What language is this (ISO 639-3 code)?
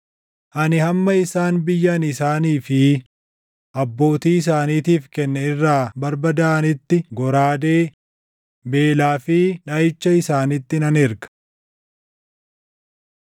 orm